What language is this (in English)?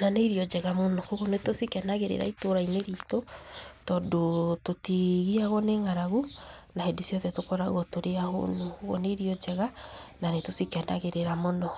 Kikuyu